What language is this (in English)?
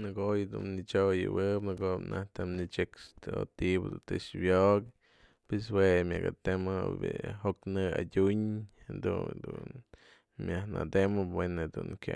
Mazatlán Mixe